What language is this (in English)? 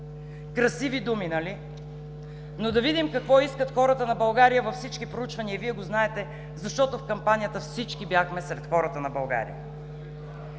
Bulgarian